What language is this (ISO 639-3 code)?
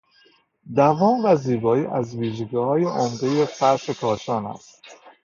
fas